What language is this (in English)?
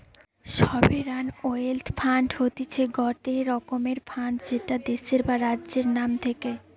Bangla